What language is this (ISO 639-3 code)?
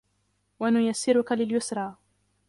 ara